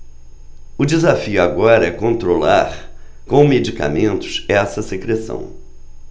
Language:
Portuguese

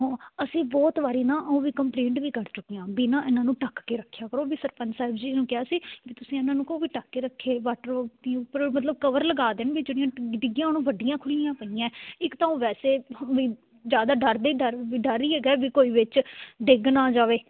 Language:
Punjabi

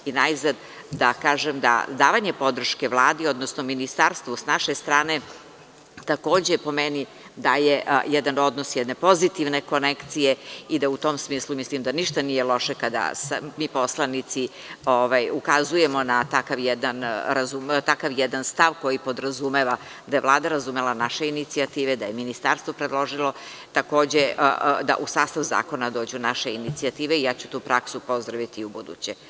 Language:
Serbian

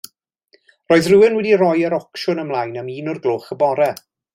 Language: Welsh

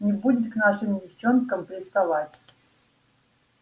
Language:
Russian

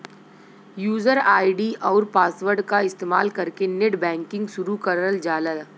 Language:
Bhojpuri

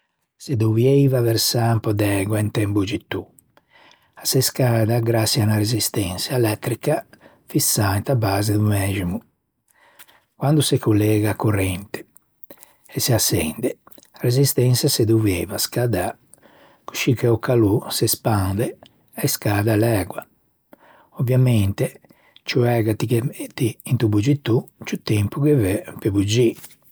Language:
Ligurian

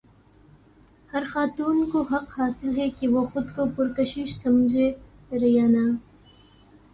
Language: Urdu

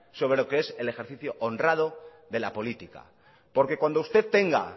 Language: Spanish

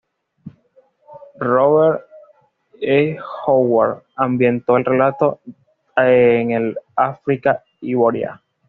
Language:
Spanish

